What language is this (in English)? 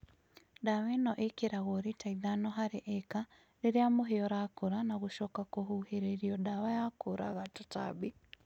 Kikuyu